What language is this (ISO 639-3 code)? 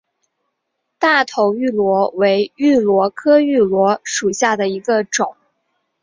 zho